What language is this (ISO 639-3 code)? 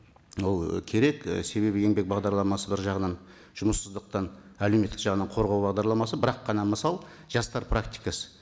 kaz